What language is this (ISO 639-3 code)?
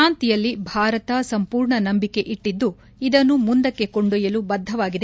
kan